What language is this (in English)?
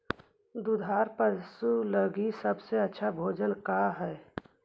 Magahi